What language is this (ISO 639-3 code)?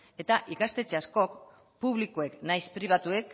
eus